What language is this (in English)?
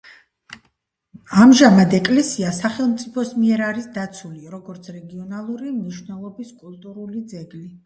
Georgian